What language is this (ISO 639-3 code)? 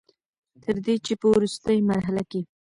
pus